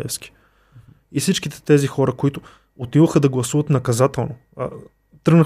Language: Bulgarian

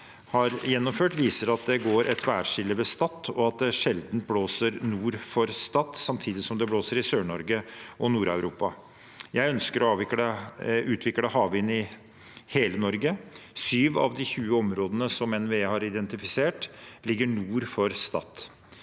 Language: Norwegian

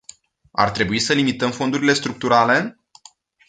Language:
Romanian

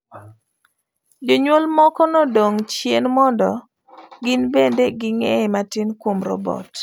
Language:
Luo (Kenya and Tanzania)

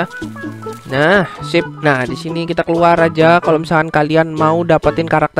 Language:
Indonesian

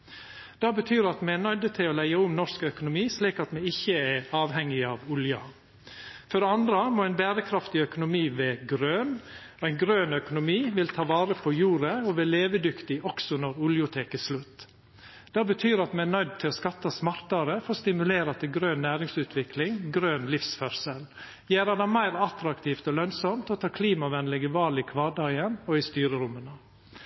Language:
Norwegian Nynorsk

